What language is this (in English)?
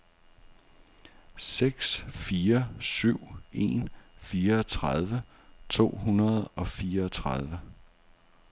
Danish